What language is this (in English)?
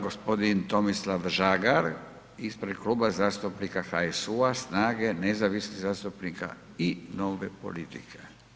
Croatian